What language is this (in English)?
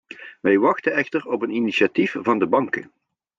Dutch